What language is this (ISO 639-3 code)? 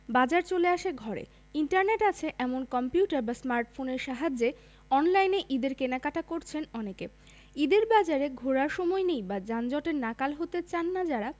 ben